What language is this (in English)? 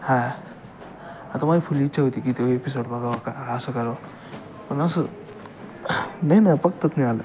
Marathi